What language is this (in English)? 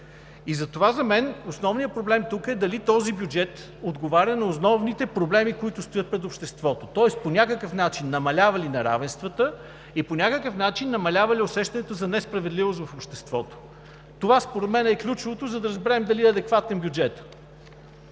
Bulgarian